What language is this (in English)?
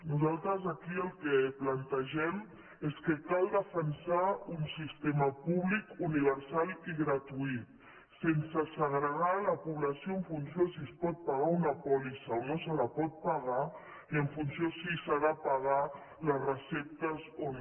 Catalan